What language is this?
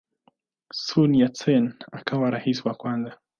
Swahili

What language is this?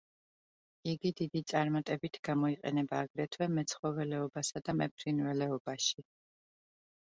Georgian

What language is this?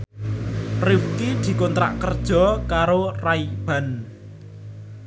Javanese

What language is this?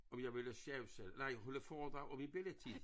Danish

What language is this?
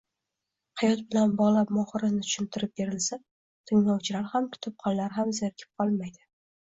Uzbek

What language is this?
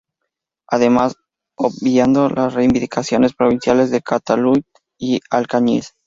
Spanish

